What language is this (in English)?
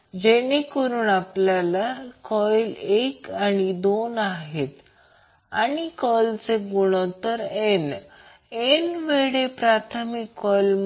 Marathi